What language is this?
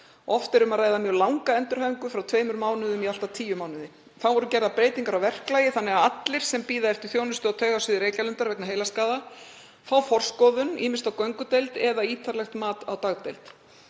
Icelandic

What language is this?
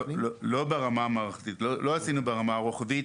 Hebrew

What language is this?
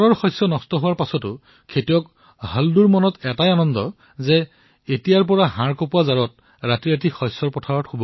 Assamese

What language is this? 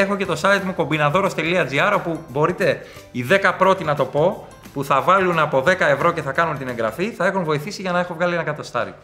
Greek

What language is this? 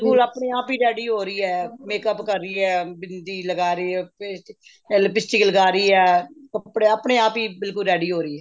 Punjabi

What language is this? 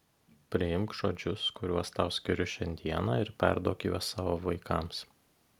Lithuanian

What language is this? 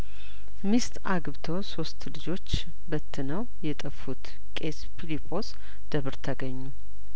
Amharic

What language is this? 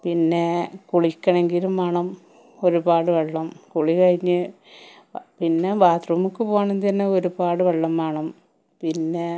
Malayalam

